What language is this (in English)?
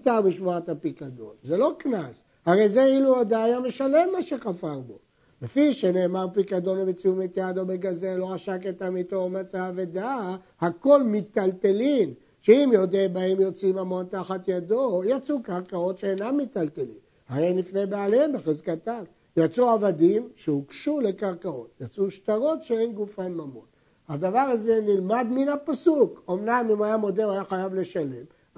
Hebrew